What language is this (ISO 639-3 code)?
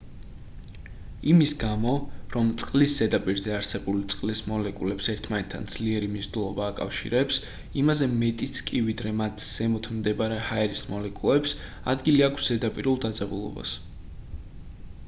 kat